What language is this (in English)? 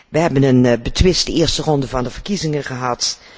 Dutch